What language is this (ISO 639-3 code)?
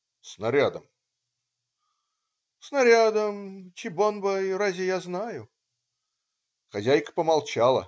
rus